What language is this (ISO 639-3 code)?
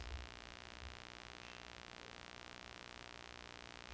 dan